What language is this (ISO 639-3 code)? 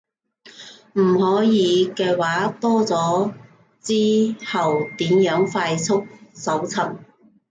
yue